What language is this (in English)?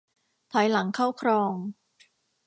Thai